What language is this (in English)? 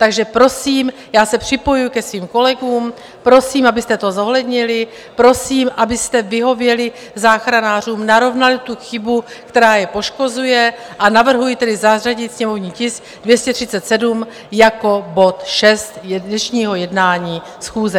Czech